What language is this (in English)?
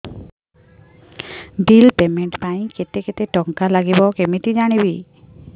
Odia